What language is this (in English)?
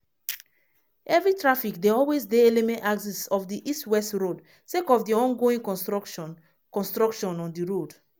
Nigerian Pidgin